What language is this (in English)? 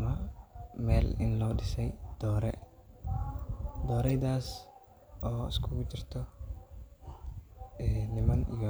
Somali